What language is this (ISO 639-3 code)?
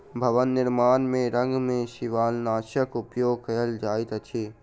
mai